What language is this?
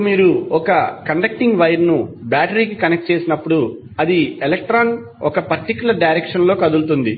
Telugu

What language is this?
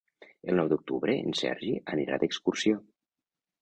Catalan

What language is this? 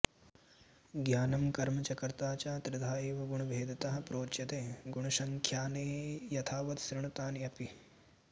Sanskrit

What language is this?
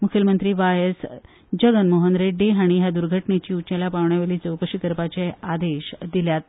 Konkani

